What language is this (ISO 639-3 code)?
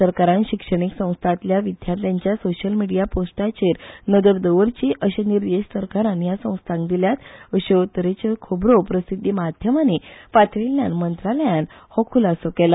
kok